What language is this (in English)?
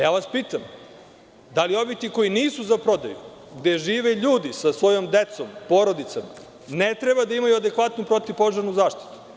Serbian